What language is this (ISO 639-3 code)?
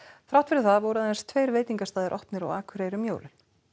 isl